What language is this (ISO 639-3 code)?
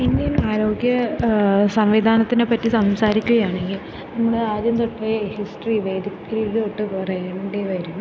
mal